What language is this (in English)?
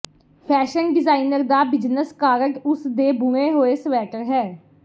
Punjabi